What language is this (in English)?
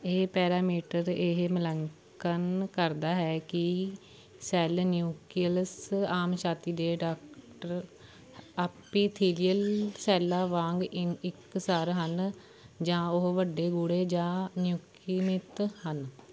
Punjabi